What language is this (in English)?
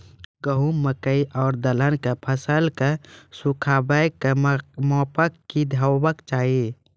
Maithili